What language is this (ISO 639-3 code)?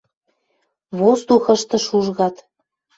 mrj